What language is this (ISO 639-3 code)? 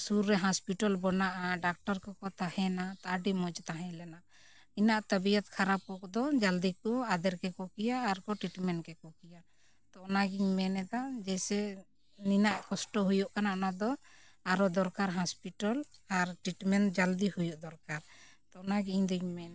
sat